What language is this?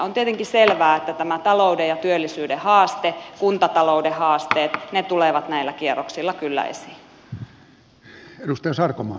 Finnish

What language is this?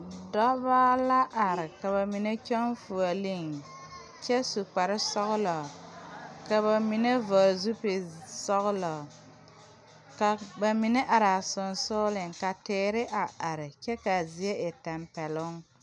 Southern Dagaare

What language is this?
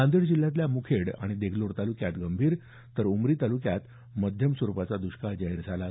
Marathi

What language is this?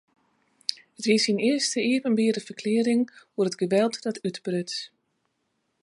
Western Frisian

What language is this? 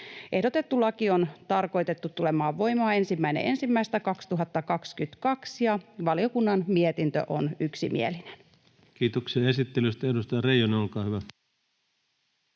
Finnish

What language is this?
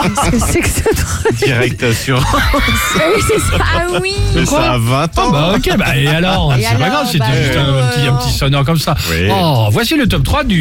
French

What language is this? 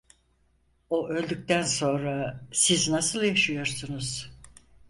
Turkish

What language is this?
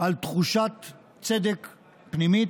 Hebrew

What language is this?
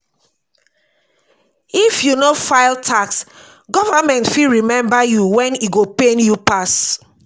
Nigerian Pidgin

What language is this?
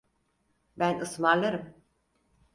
Turkish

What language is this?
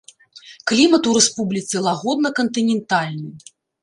Belarusian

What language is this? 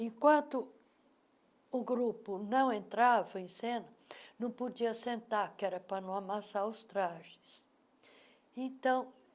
Portuguese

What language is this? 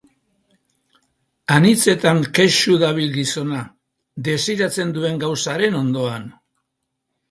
Basque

